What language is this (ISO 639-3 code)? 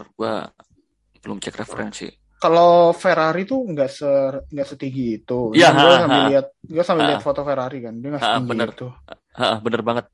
ind